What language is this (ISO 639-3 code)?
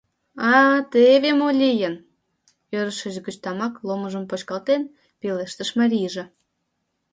chm